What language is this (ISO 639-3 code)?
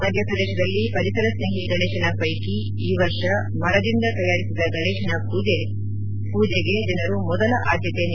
kan